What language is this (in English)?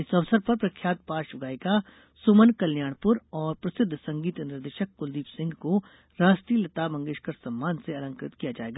Hindi